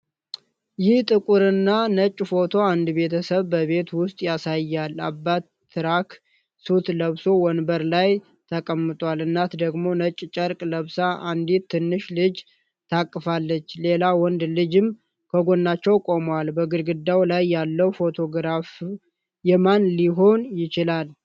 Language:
Amharic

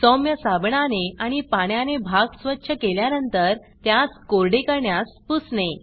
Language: Marathi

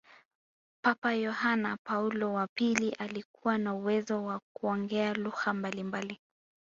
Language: Swahili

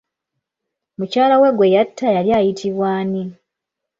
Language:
Ganda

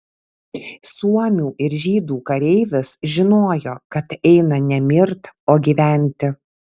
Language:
Lithuanian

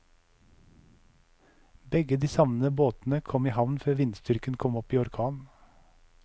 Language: Norwegian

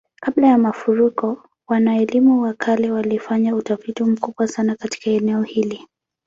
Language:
Swahili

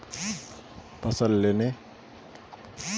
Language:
Magahi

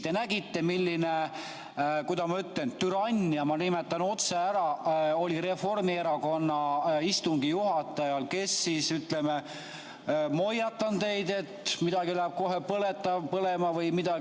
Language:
Estonian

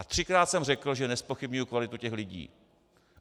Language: Czech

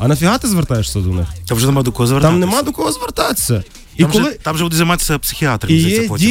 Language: Ukrainian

